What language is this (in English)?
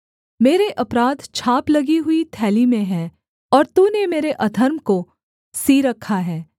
Hindi